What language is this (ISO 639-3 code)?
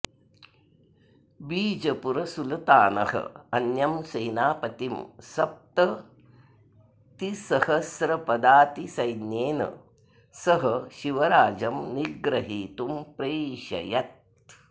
san